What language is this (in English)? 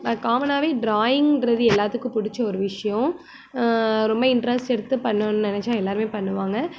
Tamil